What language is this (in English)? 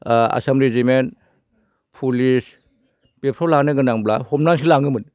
Bodo